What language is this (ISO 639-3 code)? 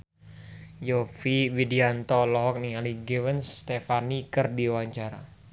sun